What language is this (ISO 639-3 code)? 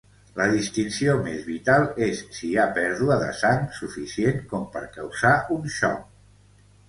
cat